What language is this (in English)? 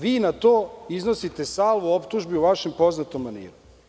Serbian